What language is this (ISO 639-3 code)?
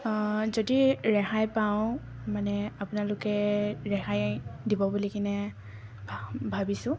asm